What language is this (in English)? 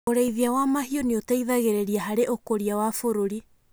Kikuyu